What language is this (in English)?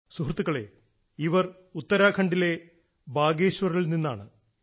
Malayalam